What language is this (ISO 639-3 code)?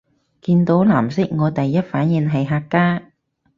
yue